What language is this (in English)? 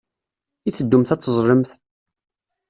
Kabyle